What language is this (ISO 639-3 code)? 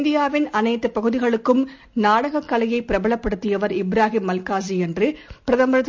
tam